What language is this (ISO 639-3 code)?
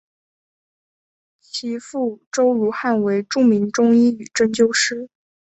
zho